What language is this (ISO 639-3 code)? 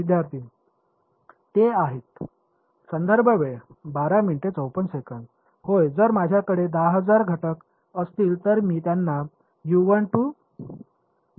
mar